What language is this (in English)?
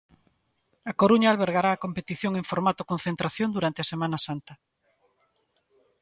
Galician